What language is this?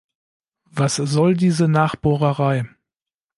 German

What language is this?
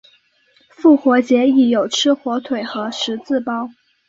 Chinese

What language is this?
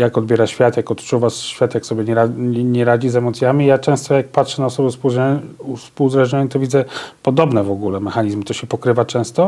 Polish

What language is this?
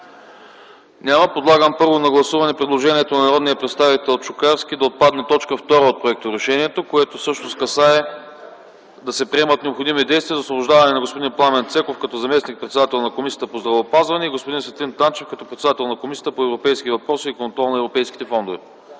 Bulgarian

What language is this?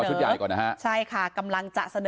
Thai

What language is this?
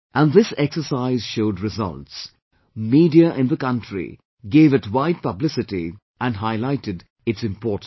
English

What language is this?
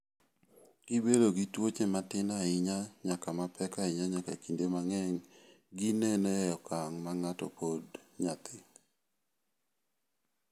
Luo (Kenya and Tanzania)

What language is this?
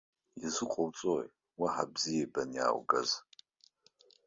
Abkhazian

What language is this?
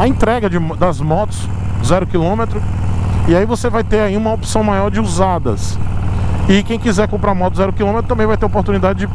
Portuguese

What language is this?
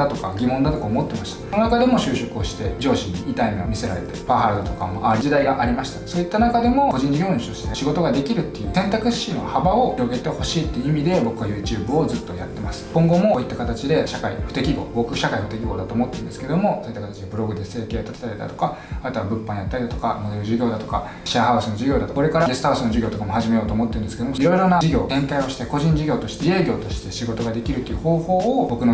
Japanese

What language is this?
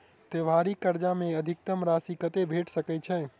Maithili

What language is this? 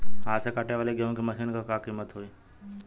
Bhojpuri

